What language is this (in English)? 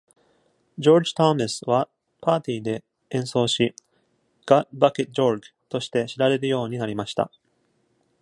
Japanese